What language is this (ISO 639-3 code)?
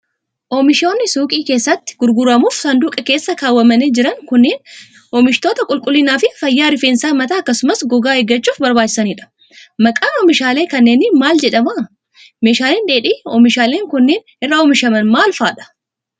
orm